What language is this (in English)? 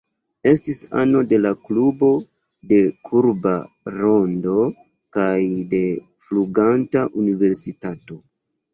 Esperanto